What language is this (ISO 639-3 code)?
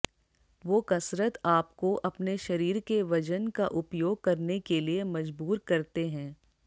hin